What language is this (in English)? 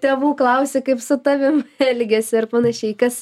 Lithuanian